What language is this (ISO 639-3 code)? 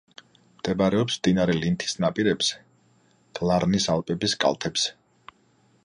kat